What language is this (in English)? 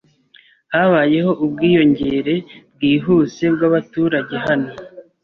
Kinyarwanda